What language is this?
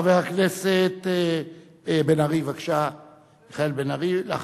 Hebrew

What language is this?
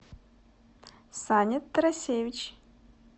Russian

